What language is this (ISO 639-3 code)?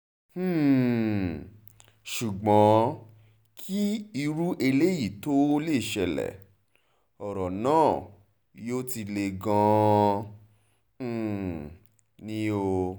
yor